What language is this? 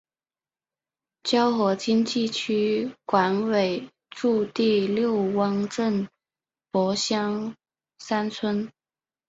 Chinese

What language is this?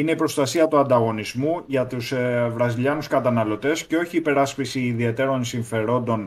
Greek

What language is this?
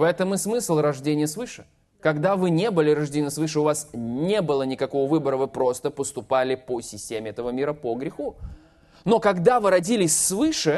Russian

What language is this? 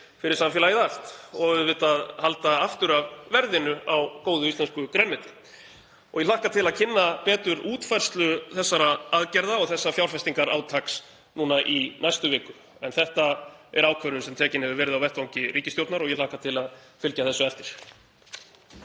Icelandic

